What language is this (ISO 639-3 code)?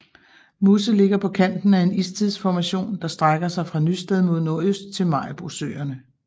dan